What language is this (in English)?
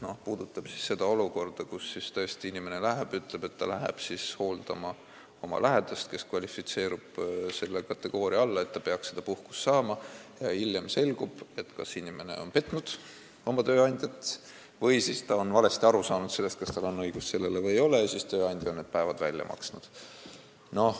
Estonian